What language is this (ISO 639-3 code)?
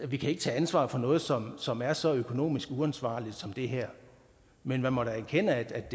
dan